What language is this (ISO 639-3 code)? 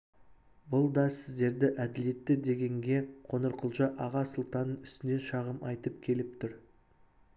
kaz